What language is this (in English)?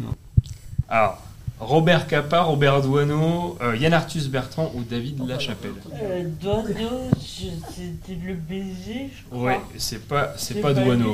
French